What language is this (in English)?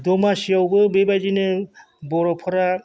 Bodo